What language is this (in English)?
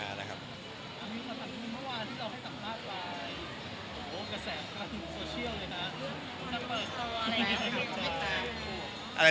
Thai